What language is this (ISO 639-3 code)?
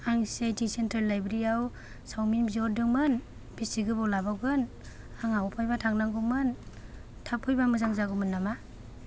brx